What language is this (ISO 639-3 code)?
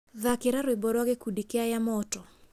kik